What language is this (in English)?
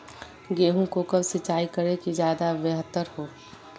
Magahi